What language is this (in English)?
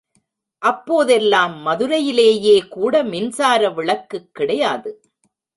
Tamil